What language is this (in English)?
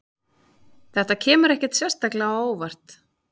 Icelandic